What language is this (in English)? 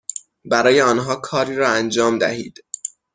Persian